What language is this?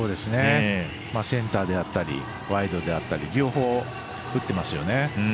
Japanese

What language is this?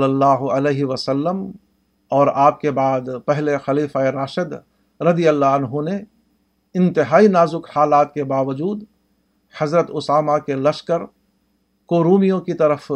Urdu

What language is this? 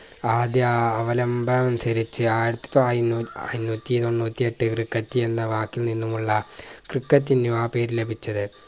Malayalam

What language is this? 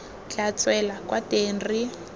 Tswana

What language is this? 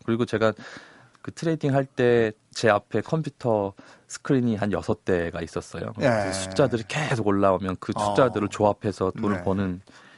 Korean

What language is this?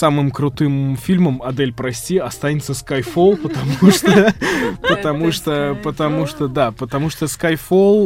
Russian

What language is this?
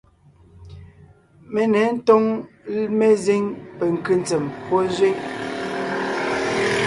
Ngiemboon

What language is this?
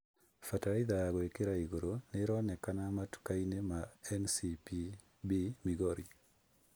Kikuyu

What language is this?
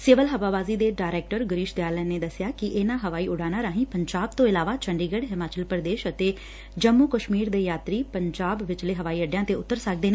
Punjabi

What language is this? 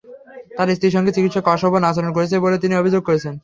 Bangla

